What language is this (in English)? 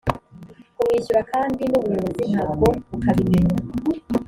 Kinyarwanda